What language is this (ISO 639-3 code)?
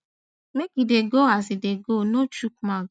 pcm